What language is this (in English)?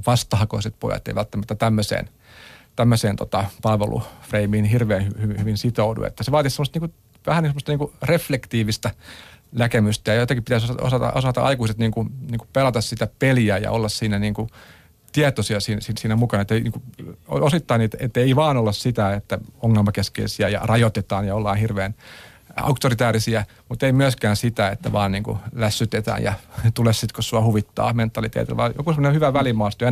Finnish